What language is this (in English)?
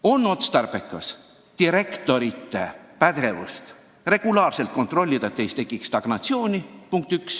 Estonian